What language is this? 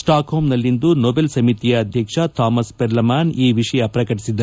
Kannada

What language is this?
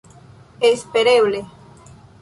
Esperanto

